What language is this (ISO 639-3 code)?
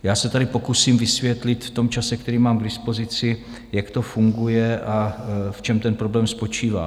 ces